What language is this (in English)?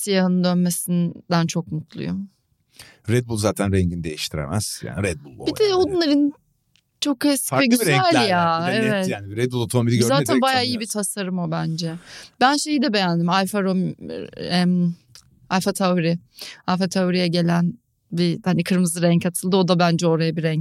Turkish